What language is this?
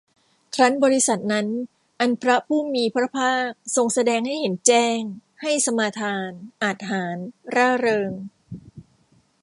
Thai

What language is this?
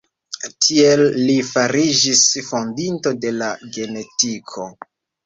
Esperanto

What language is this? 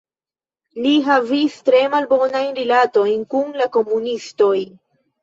Esperanto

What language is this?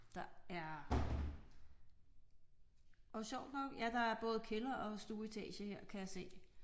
Danish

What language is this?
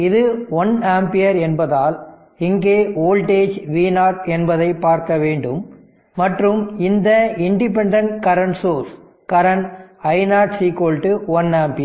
Tamil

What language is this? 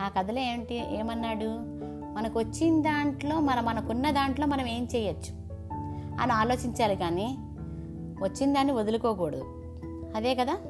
Telugu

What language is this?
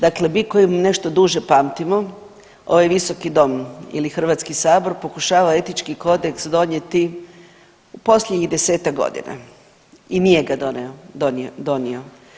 Croatian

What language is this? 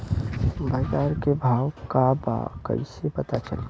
Bhojpuri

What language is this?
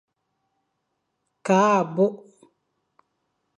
Fang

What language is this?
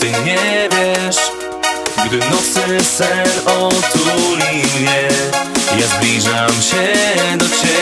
Romanian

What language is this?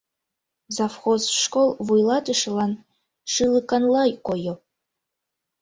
Mari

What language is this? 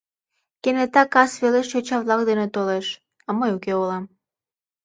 Mari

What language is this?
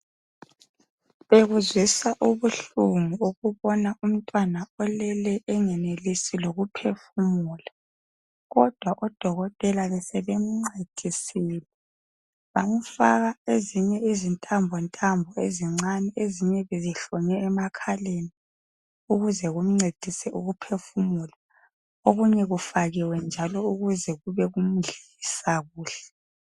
North Ndebele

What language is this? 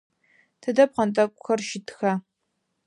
Adyghe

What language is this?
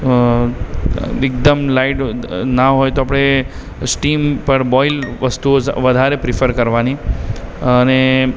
Gujarati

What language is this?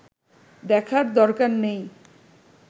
Bangla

